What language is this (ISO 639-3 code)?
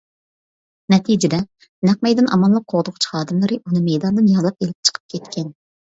uig